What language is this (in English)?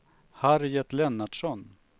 Swedish